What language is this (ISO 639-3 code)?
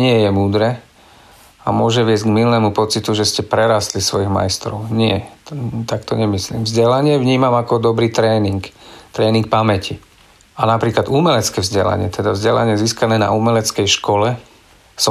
ces